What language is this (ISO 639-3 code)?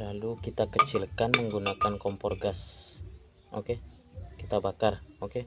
ind